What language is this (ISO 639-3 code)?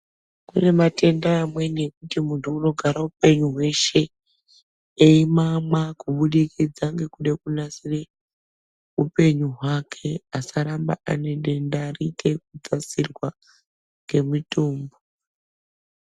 ndc